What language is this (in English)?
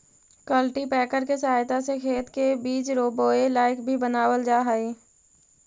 Magahi